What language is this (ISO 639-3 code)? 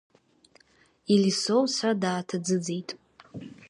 abk